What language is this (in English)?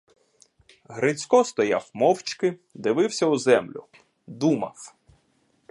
Ukrainian